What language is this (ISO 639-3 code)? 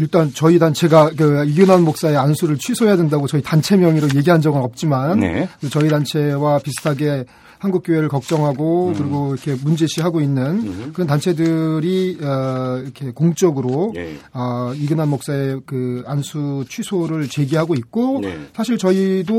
kor